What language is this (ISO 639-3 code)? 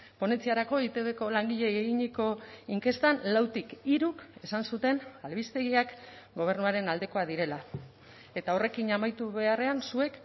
eus